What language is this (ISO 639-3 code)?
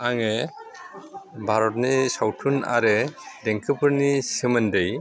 brx